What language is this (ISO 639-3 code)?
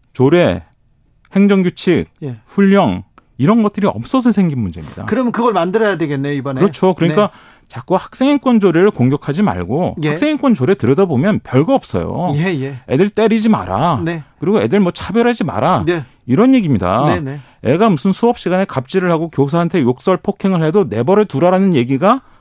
kor